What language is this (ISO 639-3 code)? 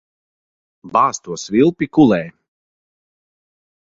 lav